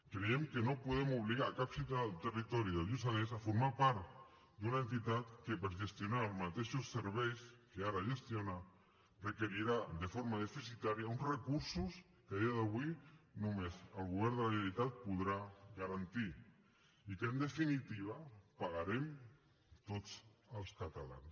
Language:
Catalan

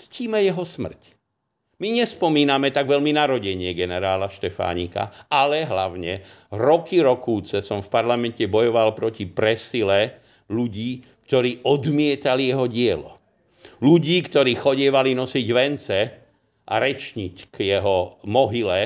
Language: Slovak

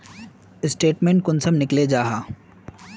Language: Magahi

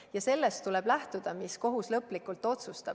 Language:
Estonian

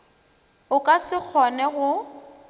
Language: Northern Sotho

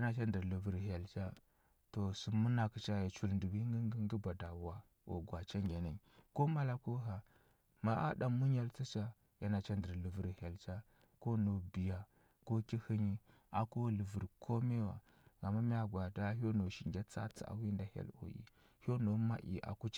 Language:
Huba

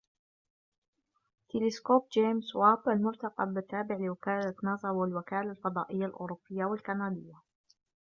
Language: Arabic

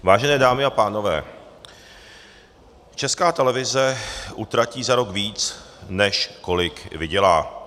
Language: Czech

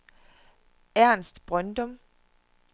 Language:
Danish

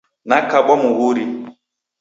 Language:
Taita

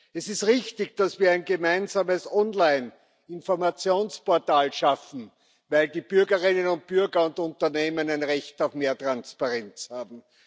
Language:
German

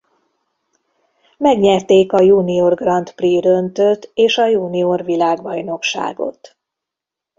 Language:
Hungarian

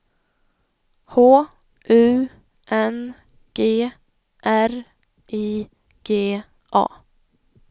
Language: Swedish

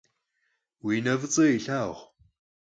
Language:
Kabardian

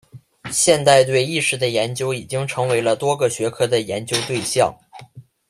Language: Chinese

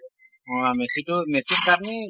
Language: Assamese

